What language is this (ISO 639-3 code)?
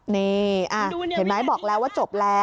tha